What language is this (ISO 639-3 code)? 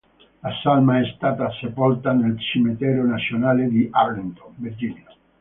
ita